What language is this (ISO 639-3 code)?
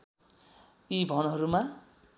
nep